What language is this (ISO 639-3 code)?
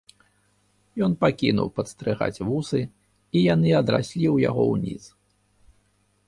bel